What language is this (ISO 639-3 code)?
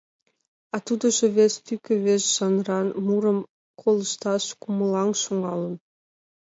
chm